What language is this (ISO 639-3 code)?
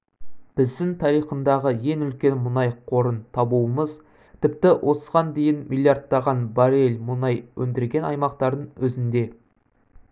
kaz